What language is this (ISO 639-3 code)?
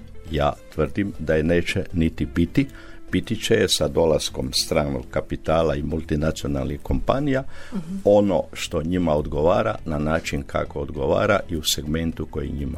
hrv